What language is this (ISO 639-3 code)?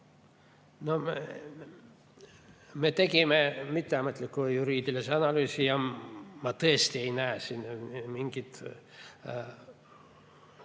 est